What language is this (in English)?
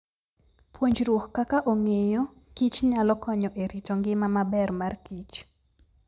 Luo (Kenya and Tanzania)